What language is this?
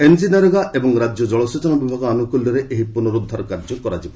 Odia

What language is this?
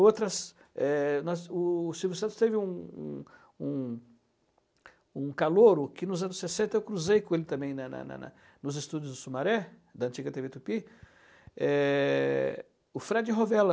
Portuguese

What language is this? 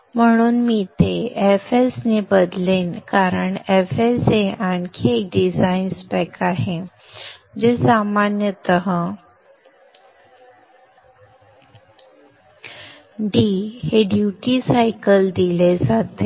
Marathi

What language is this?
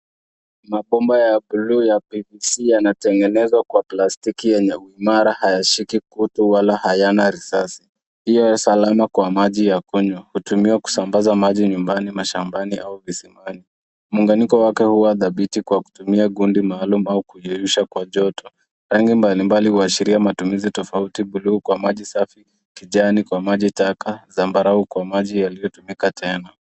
Swahili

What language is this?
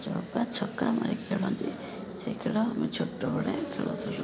Odia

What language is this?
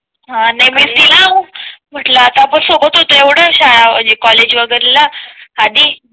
Marathi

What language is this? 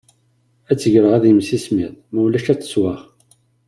Kabyle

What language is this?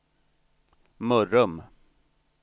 Swedish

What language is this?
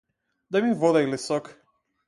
Macedonian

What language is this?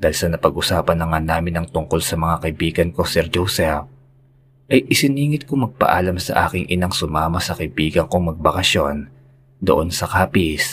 Filipino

